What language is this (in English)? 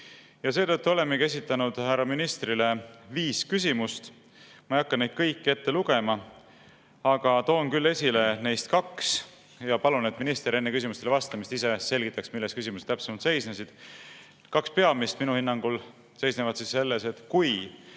Estonian